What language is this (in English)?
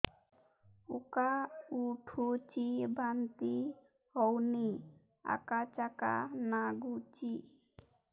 Odia